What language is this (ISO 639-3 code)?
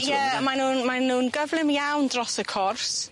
cym